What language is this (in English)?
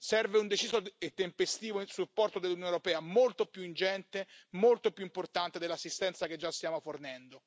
Italian